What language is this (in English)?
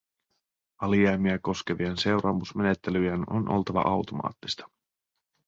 Finnish